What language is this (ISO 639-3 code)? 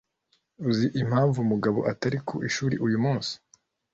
kin